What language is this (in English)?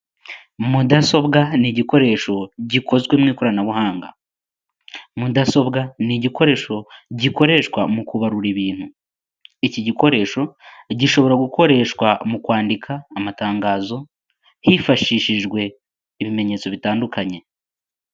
Kinyarwanda